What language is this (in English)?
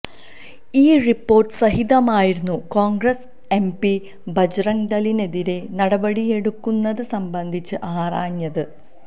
Malayalam